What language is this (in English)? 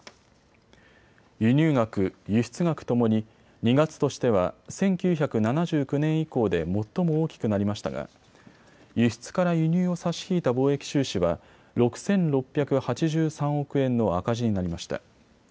Japanese